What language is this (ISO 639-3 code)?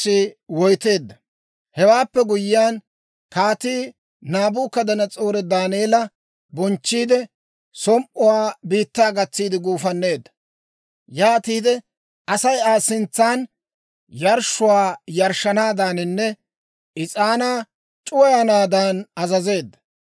dwr